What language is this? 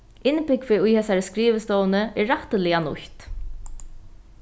Faroese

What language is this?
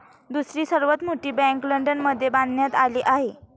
Marathi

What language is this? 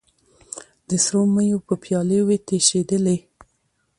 Pashto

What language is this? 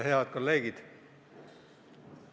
Estonian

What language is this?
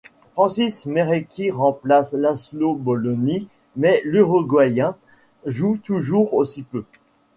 French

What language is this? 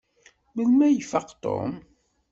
Kabyle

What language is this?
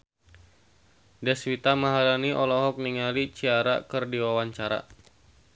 Sundanese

